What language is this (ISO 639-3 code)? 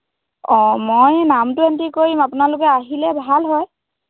asm